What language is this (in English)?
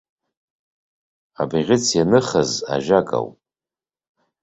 Abkhazian